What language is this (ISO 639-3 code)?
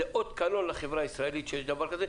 heb